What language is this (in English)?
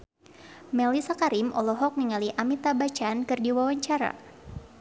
Sundanese